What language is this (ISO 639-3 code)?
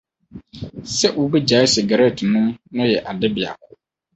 aka